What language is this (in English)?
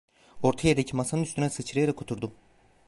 Turkish